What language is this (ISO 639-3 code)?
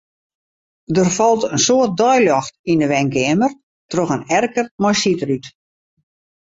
fry